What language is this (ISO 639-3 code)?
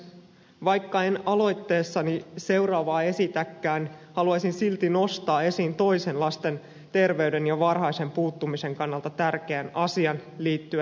fin